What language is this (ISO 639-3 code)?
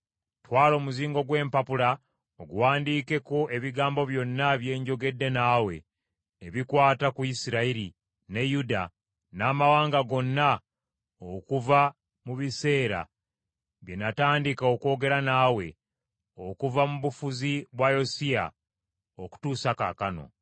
lug